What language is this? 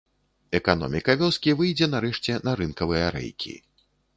Belarusian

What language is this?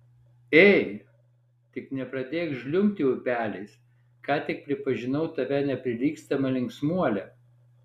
Lithuanian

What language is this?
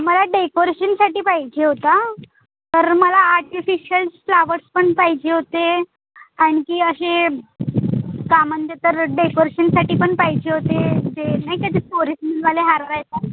Marathi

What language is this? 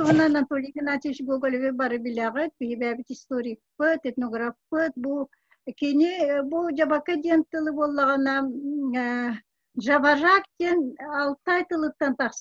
Turkish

